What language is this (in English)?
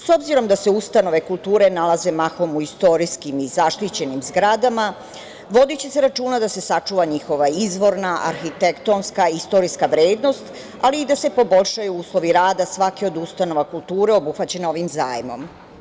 Serbian